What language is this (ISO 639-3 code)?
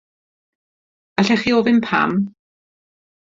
cym